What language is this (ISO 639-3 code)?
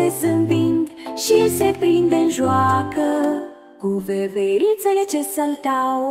ron